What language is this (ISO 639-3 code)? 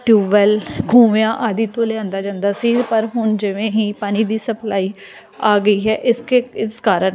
pan